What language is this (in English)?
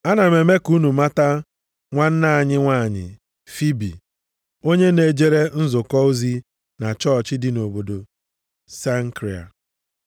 Igbo